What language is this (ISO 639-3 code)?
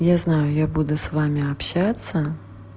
rus